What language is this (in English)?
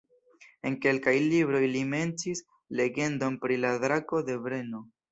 Esperanto